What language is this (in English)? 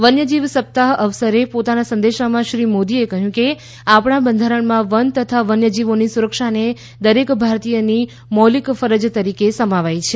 Gujarati